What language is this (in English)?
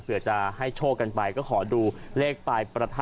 Thai